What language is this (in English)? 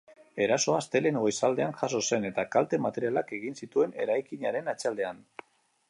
Basque